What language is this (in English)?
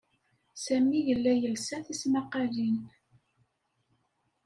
Kabyle